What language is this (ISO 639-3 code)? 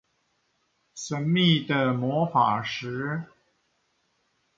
zho